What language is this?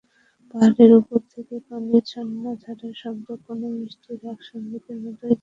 Bangla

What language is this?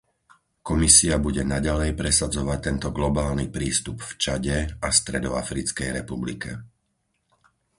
Slovak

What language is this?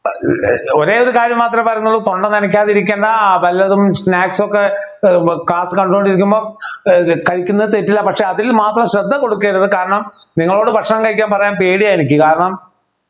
Malayalam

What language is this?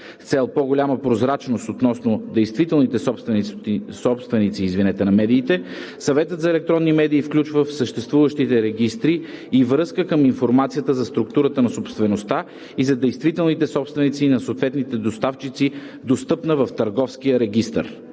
Bulgarian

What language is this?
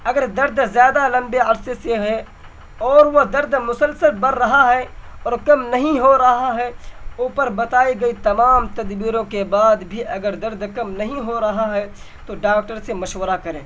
Urdu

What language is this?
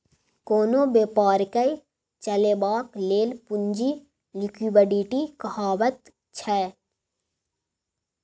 Maithili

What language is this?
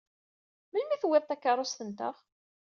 Kabyle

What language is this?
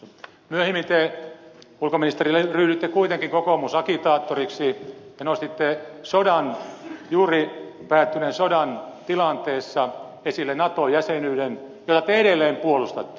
Finnish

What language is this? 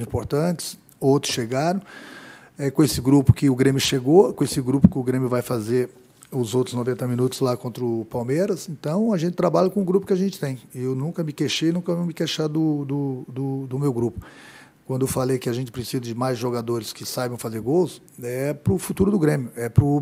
Portuguese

